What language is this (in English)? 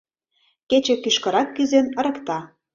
Mari